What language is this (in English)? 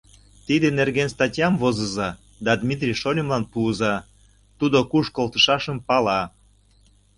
Mari